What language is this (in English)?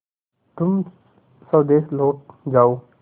Hindi